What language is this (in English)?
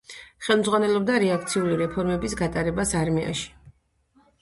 Georgian